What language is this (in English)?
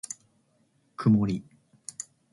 Japanese